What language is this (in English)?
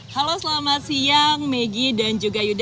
Indonesian